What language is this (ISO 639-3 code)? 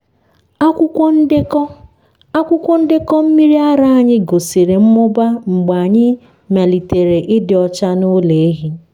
ibo